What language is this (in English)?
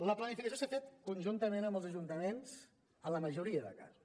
Catalan